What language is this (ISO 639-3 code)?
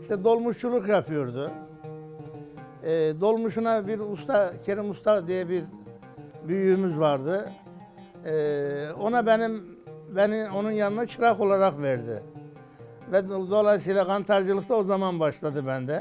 tur